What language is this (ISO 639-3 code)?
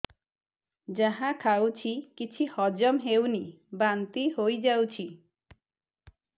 ori